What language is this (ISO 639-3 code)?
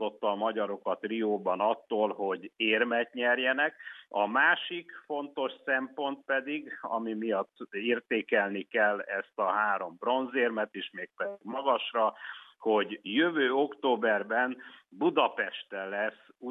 hun